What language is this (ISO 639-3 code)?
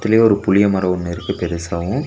tam